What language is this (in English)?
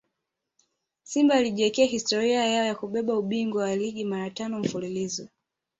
Swahili